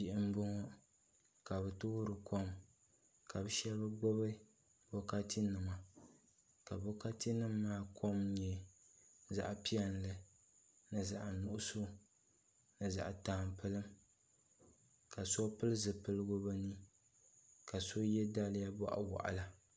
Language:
Dagbani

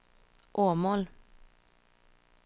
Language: Swedish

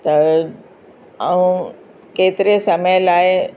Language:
Sindhi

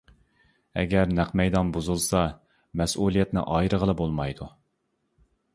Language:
Uyghur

